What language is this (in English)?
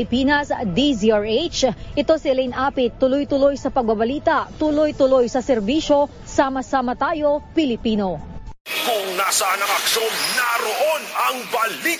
Filipino